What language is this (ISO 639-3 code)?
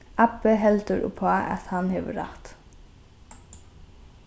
fao